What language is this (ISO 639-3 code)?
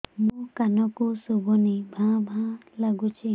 ori